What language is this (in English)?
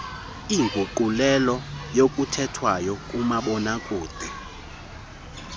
Xhosa